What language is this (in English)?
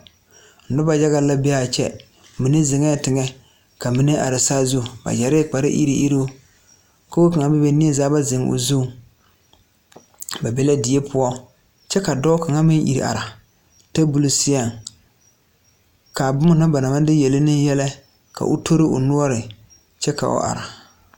Southern Dagaare